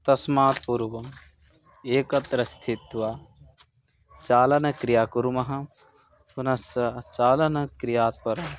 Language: Sanskrit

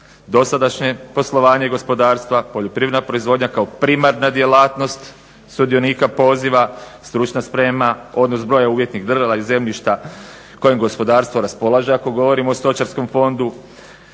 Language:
Croatian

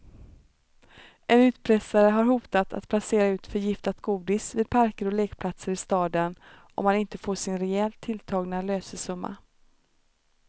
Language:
Swedish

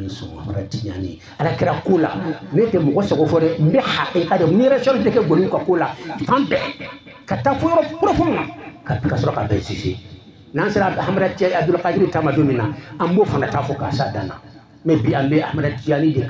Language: French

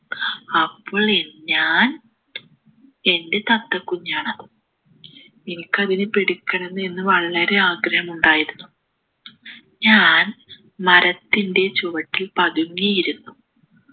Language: Malayalam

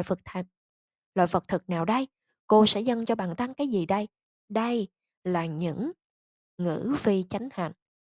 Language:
Vietnamese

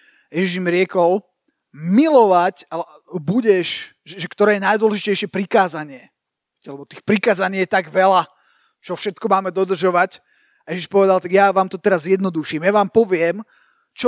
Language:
Slovak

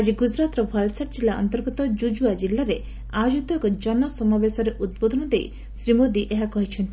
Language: Odia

